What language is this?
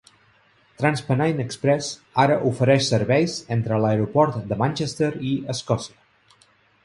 Catalan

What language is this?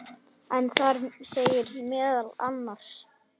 Icelandic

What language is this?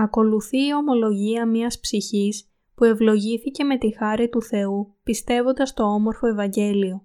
Greek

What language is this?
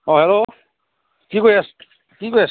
Assamese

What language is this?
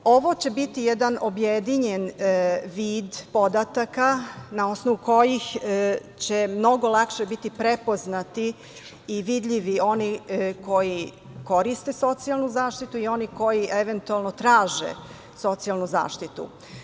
Serbian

